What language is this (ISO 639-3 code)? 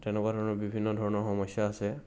asm